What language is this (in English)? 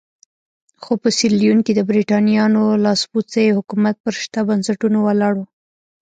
Pashto